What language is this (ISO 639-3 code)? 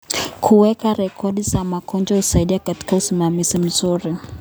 kln